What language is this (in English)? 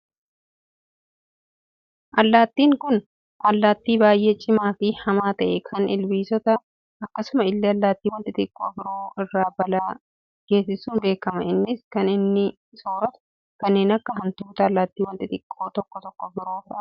Oromo